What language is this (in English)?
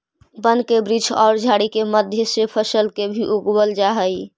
Magahi